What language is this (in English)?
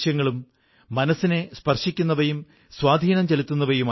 Malayalam